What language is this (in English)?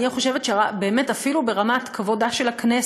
Hebrew